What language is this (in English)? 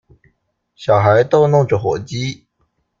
Chinese